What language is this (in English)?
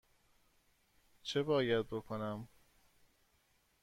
Persian